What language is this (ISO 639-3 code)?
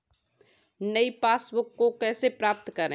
hin